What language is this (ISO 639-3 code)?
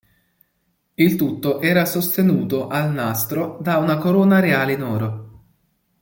ita